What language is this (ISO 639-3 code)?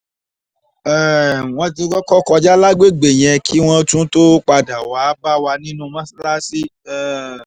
yor